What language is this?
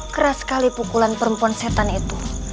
Indonesian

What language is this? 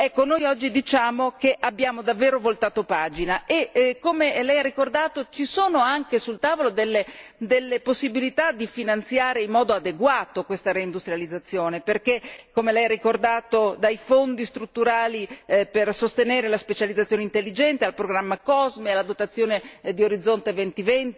Italian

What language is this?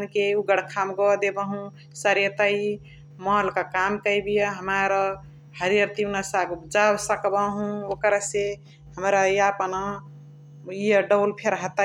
Chitwania Tharu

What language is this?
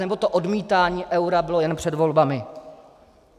Czech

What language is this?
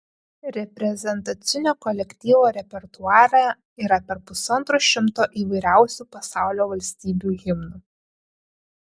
Lithuanian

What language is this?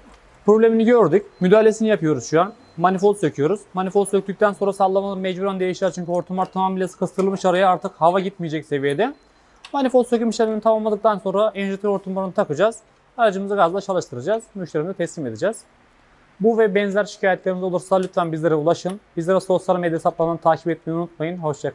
Turkish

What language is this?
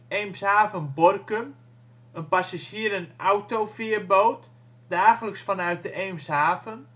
Dutch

